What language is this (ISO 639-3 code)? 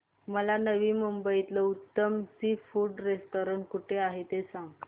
mar